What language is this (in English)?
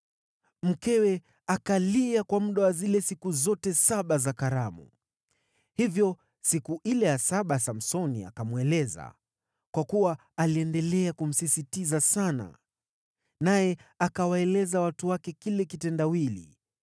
Swahili